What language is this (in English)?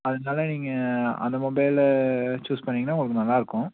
Tamil